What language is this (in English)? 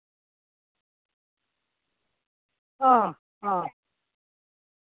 Dogri